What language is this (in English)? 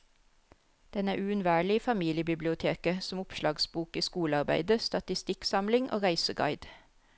Norwegian